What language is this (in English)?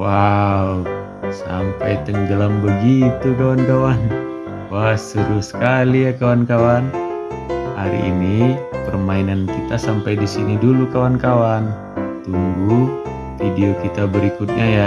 Indonesian